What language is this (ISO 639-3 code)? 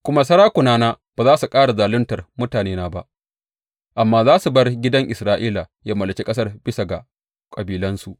hau